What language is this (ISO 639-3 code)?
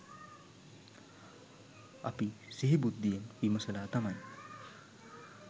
sin